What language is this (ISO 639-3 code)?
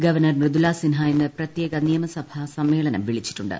mal